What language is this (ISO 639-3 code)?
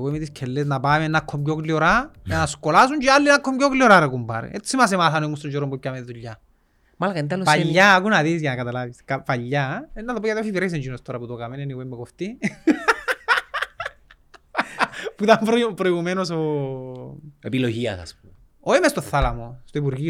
ell